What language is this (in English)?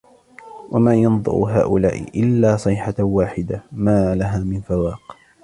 Arabic